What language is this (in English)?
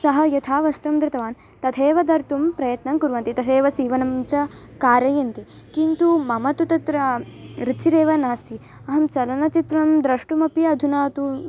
Sanskrit